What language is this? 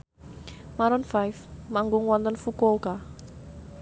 Javanese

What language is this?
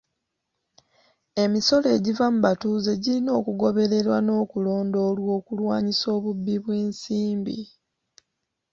Ganda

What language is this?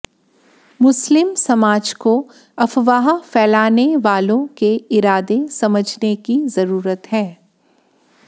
Hindi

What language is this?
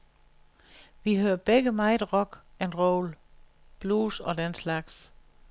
Danish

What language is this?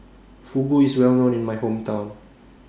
English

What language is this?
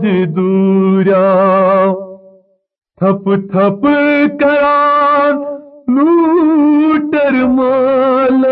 Urdu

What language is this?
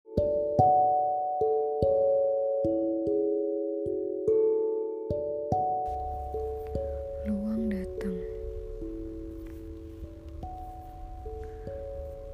Indonesian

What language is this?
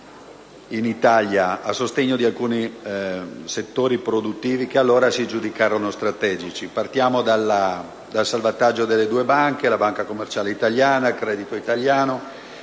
Italian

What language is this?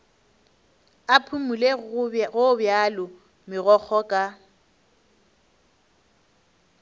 Northern Sotho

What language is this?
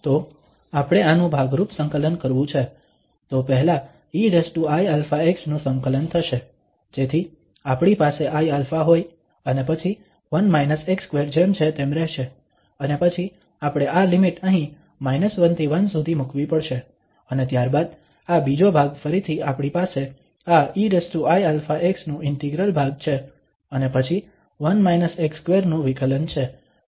Gujarati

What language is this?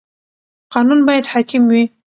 Pashto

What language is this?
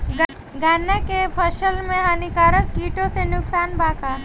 Bhojpuri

